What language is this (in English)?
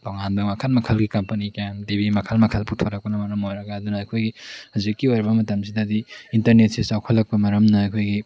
Manipuri